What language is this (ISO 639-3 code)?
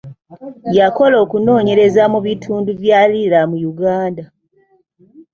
lug